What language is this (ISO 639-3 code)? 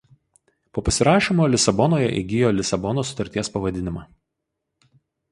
lit